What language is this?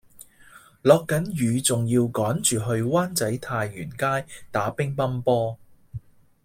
Cantonese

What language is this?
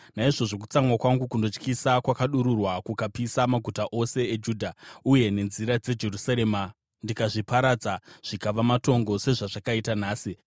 Shona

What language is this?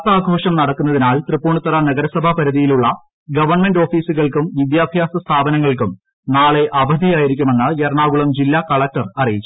Malayalam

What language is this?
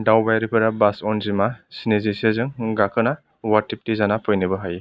Bodo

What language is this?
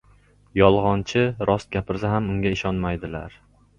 Uzbek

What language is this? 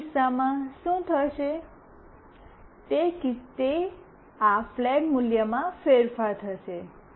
Gujarati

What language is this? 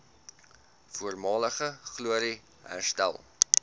Afrikaans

